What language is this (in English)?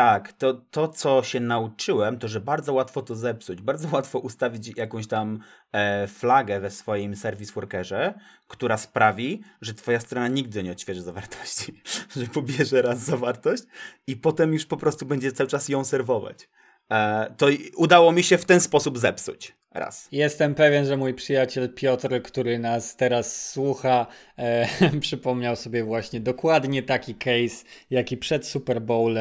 Polish